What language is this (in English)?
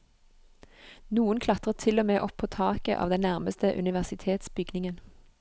Norwegian